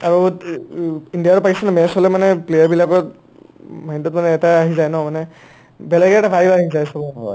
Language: Assamese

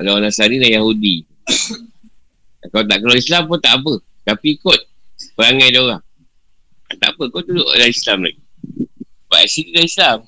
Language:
Malay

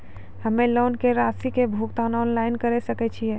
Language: Maithili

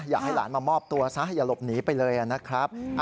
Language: Thai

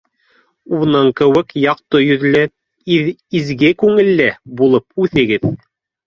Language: Bashkir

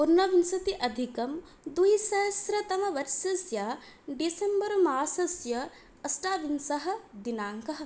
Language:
Sanskrit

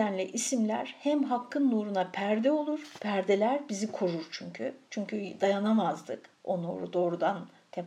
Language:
Turkish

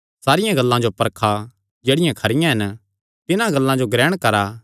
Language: Kangri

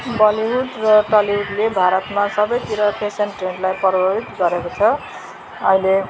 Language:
Nepali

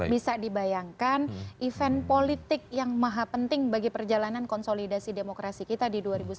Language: Indonesian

